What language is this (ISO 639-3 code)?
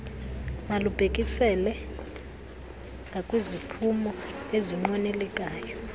xho